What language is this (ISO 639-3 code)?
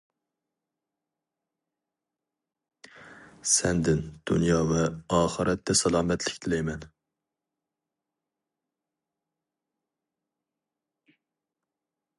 uig